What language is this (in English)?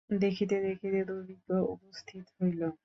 Bangla